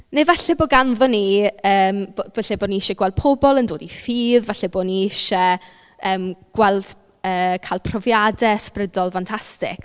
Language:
Welsh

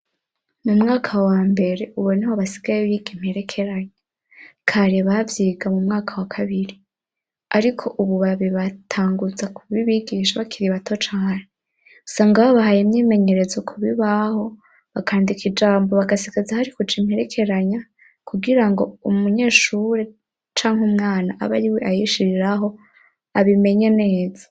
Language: Rundi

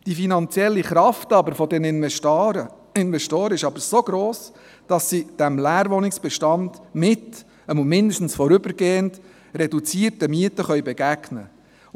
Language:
Swiss German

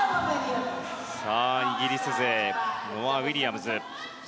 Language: Japanese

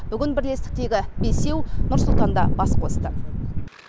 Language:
Kazakh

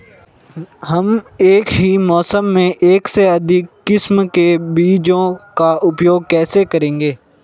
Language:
Hindi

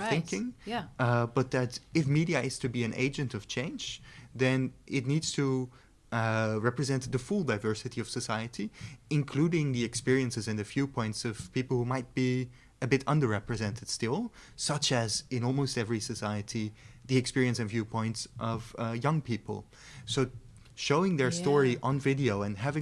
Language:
English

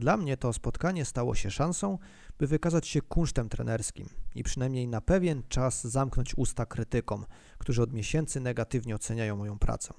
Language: Polish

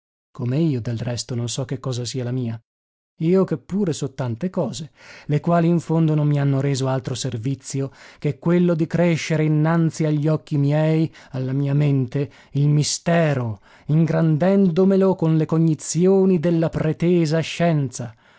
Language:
Italian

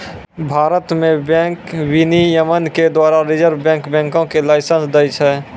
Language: Maithili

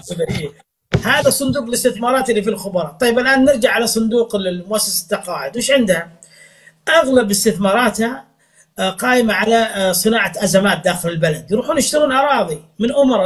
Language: Arabic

